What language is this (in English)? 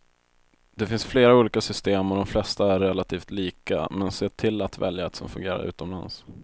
Swedish